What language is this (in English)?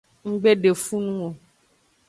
Aja (Benin)